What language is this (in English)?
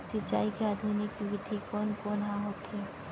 Chhattisgarhi